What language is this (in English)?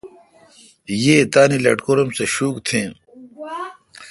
Kalkoti